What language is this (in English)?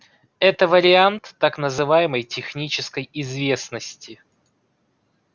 Russian